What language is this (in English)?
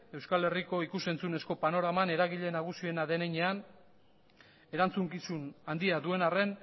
Basque